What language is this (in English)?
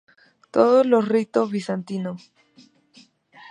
Spanish